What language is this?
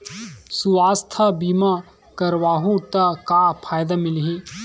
Chhattisgarhi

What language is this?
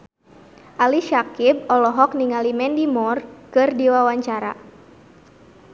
Sundanese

